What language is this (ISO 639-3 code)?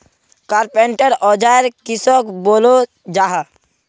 mag